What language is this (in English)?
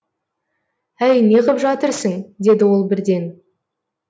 Kazakh